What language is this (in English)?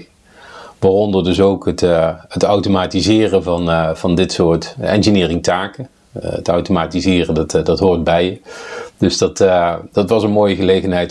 Dutch